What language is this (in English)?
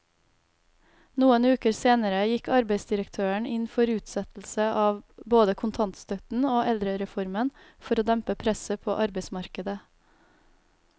Norwegian